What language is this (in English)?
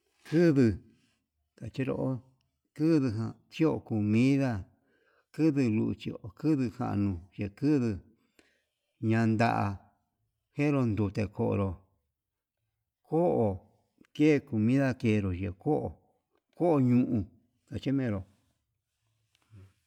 Yutanduchi Mixtec